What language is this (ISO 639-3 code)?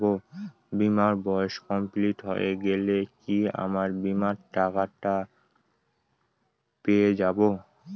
ben